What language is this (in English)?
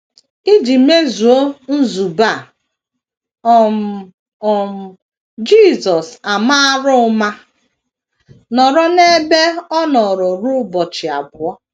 Igbo